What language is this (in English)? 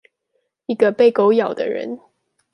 Chinese